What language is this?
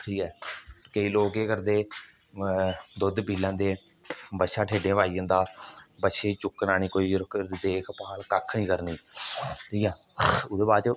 Dogri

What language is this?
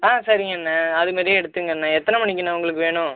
Tamil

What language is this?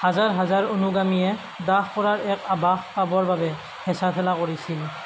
Assamese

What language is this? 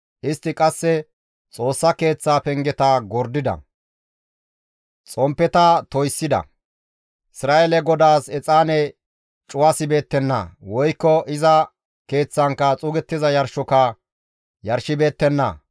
Gamo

